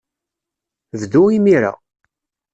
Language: Kabyle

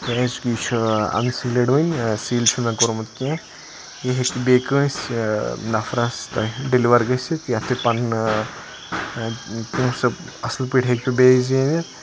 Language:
Kashmiri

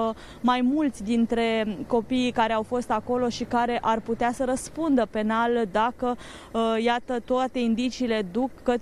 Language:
Romanian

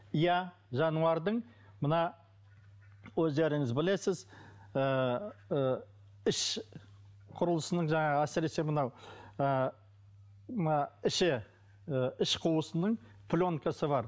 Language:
Kazakh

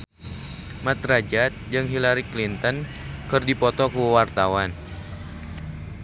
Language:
Sundanese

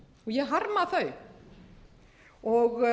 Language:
Icelandic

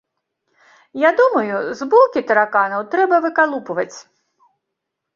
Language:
Belarusian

